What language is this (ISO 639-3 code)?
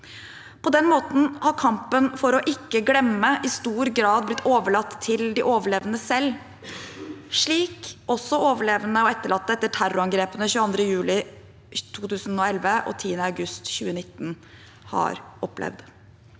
nor